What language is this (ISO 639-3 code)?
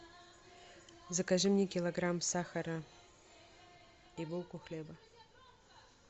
rus